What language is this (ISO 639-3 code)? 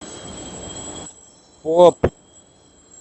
rus